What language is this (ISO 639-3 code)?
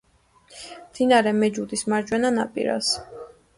kat